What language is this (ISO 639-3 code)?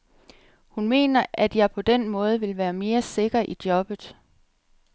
dan